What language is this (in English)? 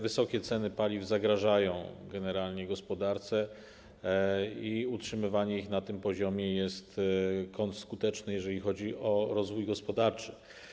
Polish